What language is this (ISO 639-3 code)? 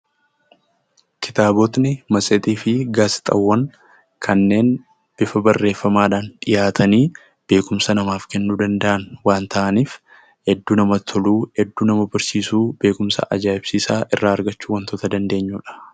orm